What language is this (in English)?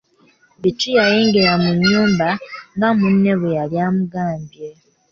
Ganda